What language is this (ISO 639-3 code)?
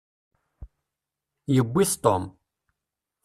kab